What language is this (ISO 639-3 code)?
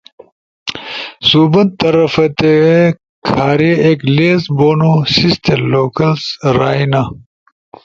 ush